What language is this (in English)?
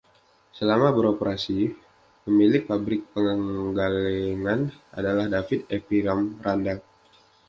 Indonesian